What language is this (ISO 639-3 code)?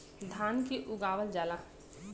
bho